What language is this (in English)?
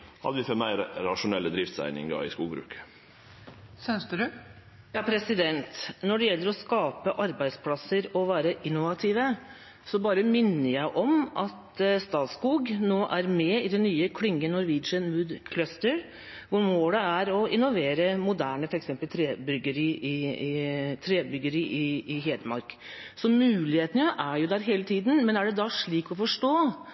Norwegian